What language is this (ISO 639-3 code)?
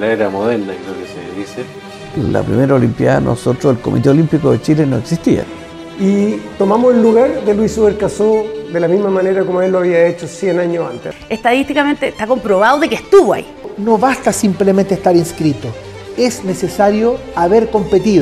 spa